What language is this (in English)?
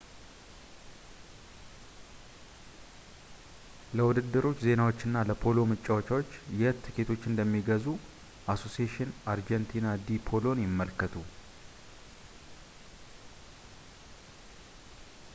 Amharic